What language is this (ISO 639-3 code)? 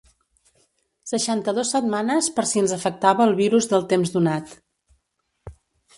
cat